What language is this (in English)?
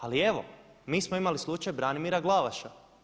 Croatian